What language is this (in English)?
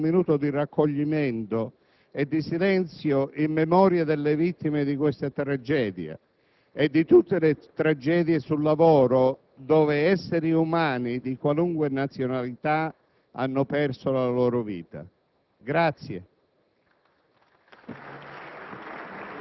Italian